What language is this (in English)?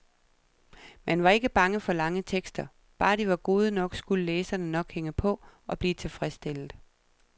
Danish